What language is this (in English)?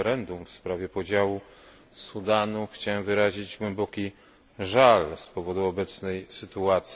Polish